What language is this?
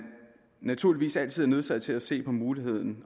Danish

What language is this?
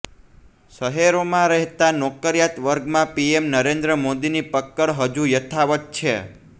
Gujarati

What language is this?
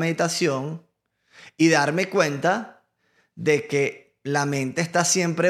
Spanish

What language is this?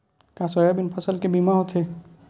Chhattisgarhi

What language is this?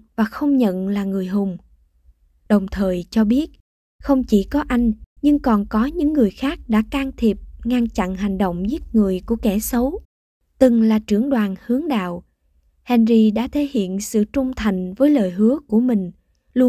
Vietnamese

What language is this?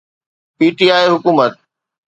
Sindhi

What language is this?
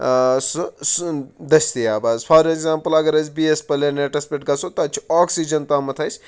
Kashmiri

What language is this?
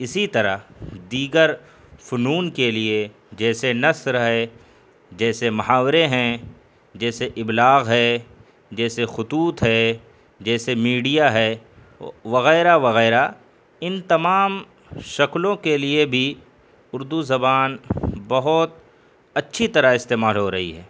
Urdu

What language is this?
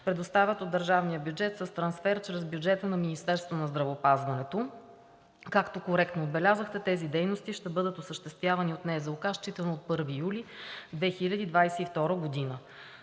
Bulgarian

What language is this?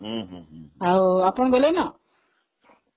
Odia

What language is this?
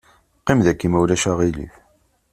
Kabyle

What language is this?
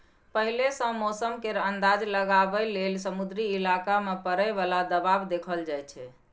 Maithili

